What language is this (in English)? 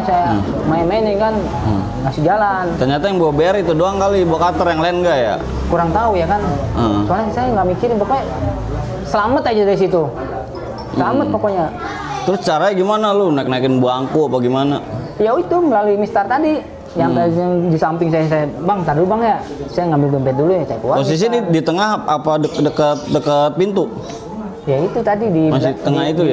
Indonesian